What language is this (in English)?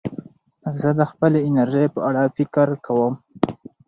Pashto